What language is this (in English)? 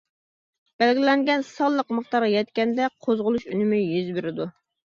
Uyghur